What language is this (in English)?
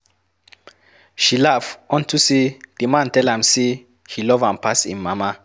Nigerian Pidgin